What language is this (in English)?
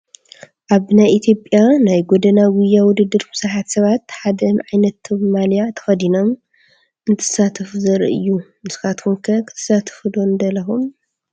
Tigrinya